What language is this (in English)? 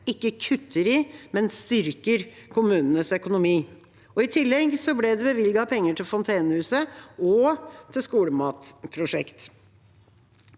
Norwegian